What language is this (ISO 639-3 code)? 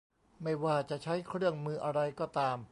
tha